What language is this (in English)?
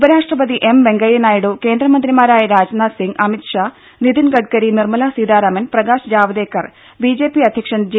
Malayalam